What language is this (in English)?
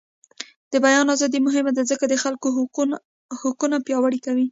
Pashto